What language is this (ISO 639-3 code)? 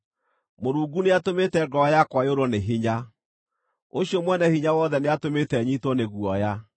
kik